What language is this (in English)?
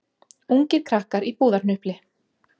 Icelandic